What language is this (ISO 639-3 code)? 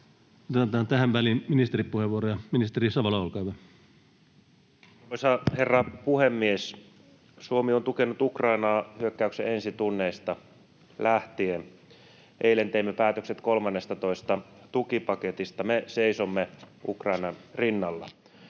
fin